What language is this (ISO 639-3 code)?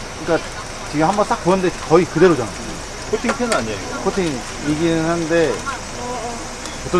kor